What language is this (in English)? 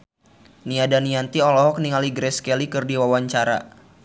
Sundanese